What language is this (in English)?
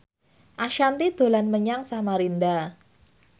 Javanese